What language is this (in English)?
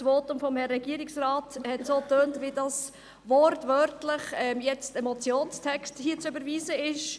Swiss German